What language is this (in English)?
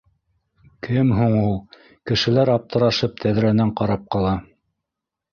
Bashkir